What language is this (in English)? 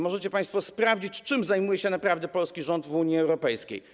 Polish